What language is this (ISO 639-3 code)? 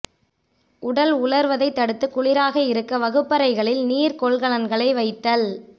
tam